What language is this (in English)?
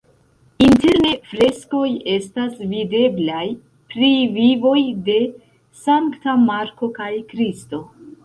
Esperanto